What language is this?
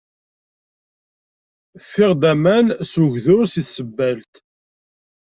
Kabyle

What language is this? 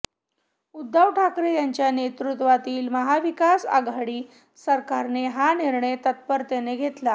Marathi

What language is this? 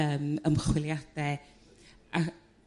Welsh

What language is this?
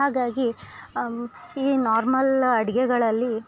Kannada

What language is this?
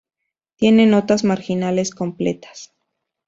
Spanish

